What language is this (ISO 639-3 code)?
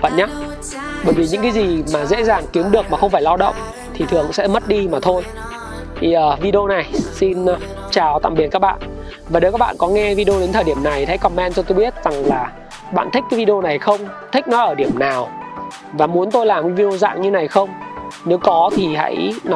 vie